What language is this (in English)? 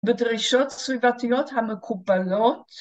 Hebrew